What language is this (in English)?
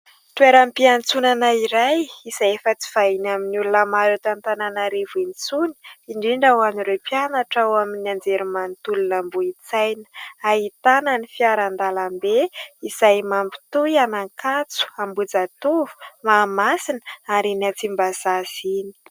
Malagasy